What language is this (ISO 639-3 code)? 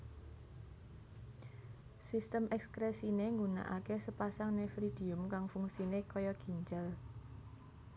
jav